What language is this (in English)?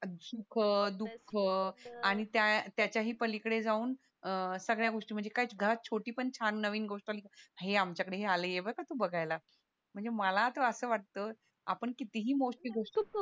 Marathi